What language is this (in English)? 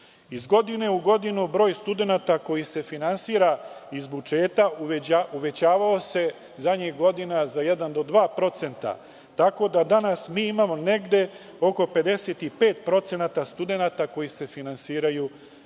Serbian